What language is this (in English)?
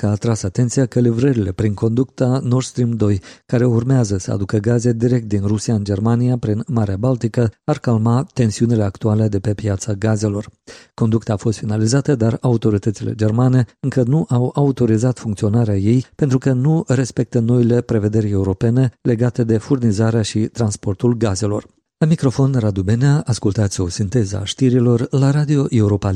Romanian